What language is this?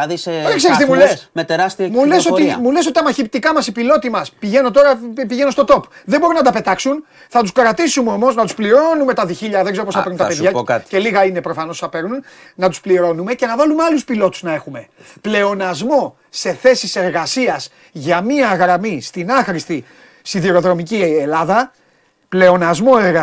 Greek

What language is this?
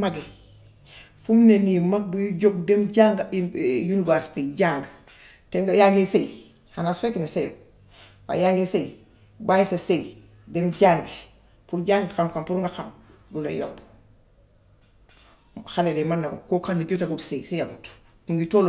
Gambian Wolof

